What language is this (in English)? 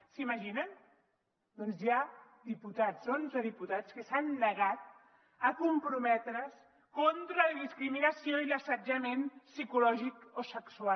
Catalan